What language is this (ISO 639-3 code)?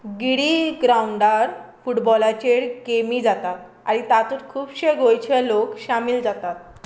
kok